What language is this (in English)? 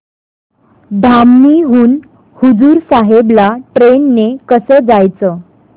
Marathi